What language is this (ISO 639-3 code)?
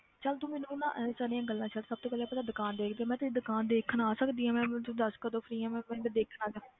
pan